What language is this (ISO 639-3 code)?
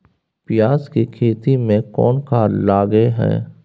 mai